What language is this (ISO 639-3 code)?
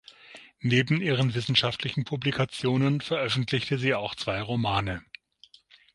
deu